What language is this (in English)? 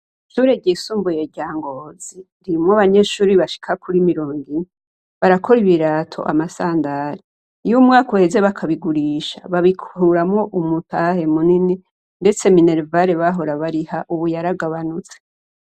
Rundi